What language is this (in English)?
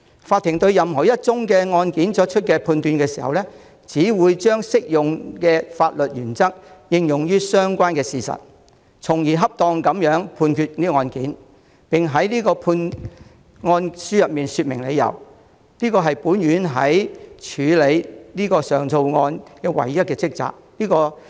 Cantonese